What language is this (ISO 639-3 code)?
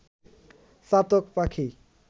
ben